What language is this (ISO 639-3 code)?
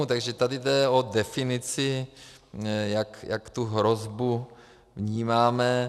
ces